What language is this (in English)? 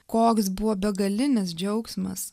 Lithuanian